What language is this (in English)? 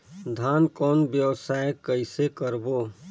Chhattisgarhi